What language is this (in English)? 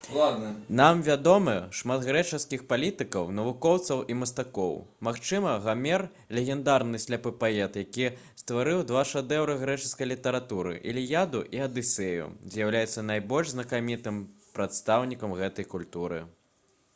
Belarusian